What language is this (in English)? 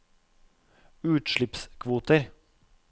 Norwegian